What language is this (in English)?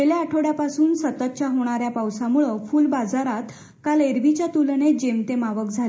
Marathi